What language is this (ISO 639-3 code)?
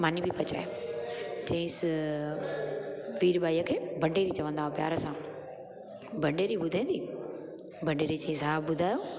snd